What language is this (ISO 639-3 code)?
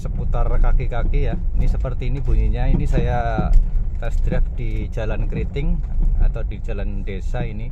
ind